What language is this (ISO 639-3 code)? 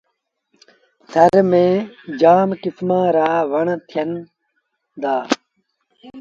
sbn